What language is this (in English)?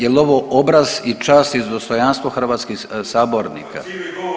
Croatian